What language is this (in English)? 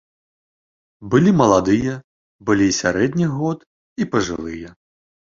Belarusian